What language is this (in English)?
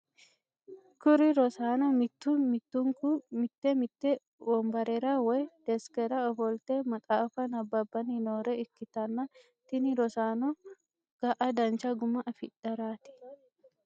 Sidamo